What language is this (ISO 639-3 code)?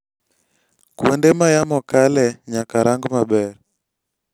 luo